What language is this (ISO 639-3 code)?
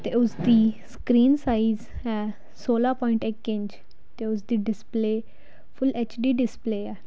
pan